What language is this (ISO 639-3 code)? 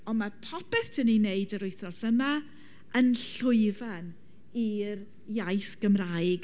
cym